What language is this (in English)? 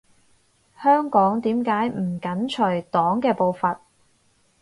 Cantonese